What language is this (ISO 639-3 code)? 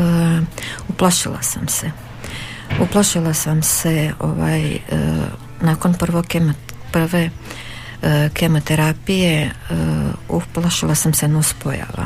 hrv